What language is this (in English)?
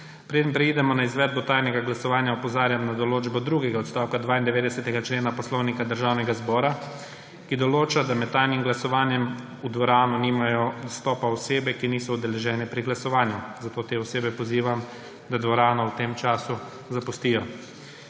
Slovenian